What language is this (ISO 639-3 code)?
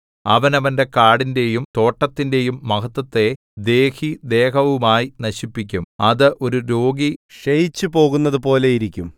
mal